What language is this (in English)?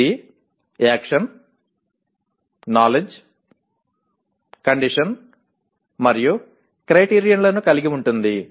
Telugu